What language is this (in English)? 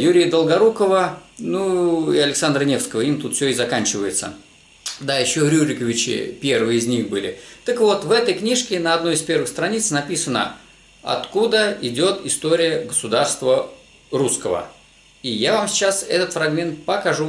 Russian